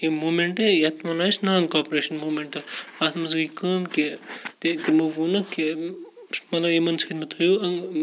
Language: Kashmiri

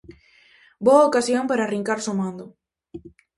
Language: Galician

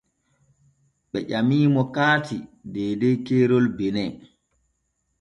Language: Borgu Fulfulde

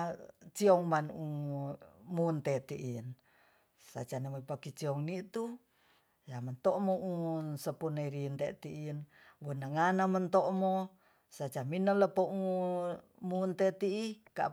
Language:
Tonsea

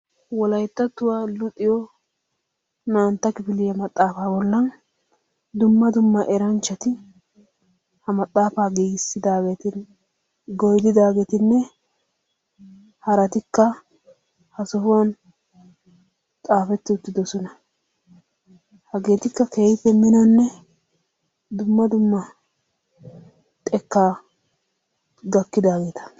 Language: Wolaytta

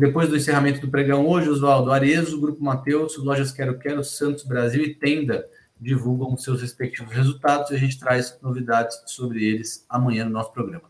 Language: Portuguese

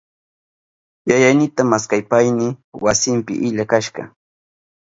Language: Southern Pastaza Quechua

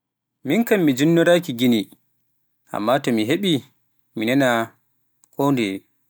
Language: Pular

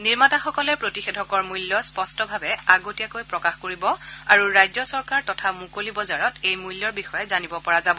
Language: Assamese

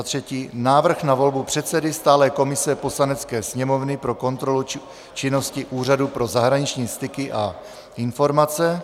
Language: Czech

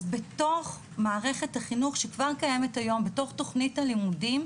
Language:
Hebrew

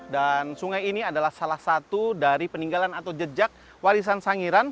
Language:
Indonesian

